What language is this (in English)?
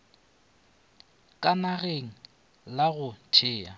Northern Sotho